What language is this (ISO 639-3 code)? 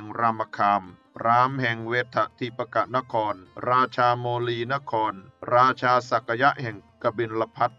tha